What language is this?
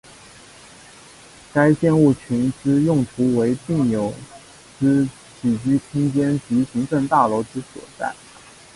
Chinese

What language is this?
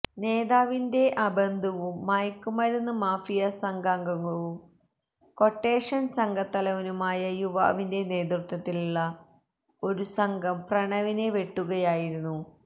Malayalam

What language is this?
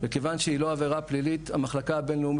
Hebrew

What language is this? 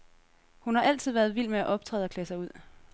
Danish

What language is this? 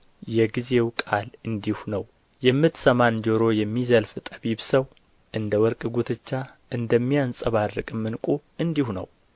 Amharic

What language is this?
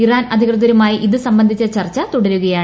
Malayalam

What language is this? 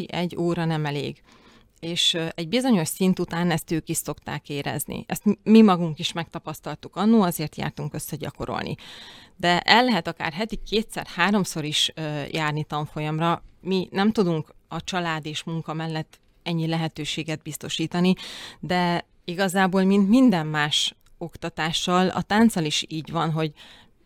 Hungarian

